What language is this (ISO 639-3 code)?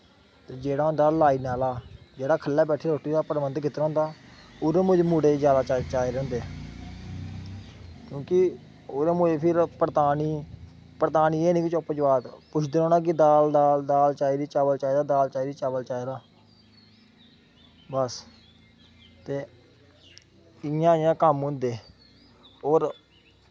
doi